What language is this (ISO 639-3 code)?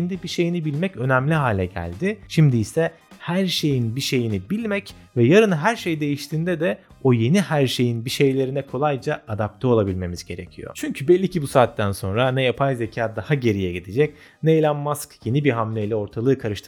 tur